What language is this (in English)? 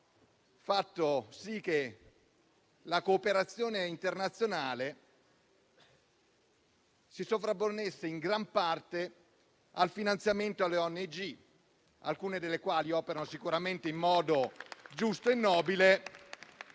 Italian